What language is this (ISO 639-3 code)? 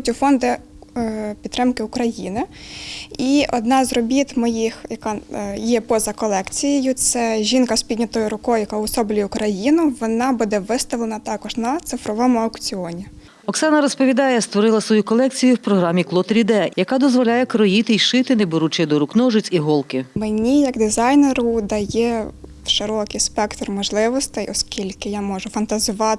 ukr